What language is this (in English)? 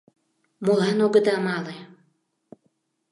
Mari